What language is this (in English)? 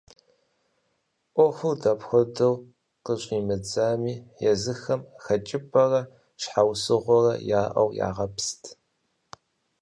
Kabardian